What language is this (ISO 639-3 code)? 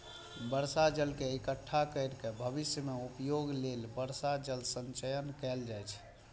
mai